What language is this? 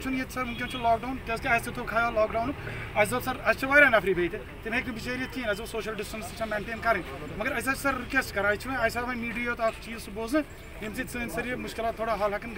Romanian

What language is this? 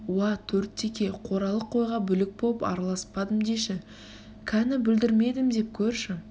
Kazakh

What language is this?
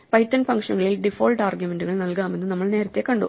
Malayalam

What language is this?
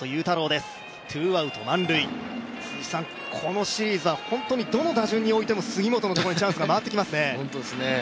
Japanese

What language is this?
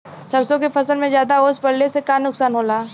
Bhojpuri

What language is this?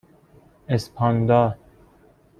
Persian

